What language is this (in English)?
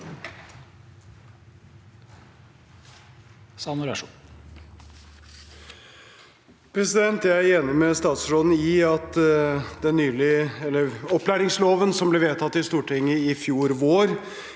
Norwegian